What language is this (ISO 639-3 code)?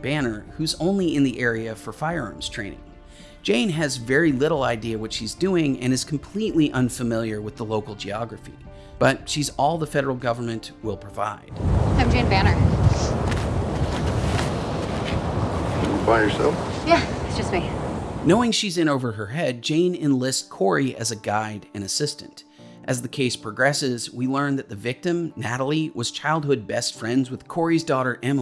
eng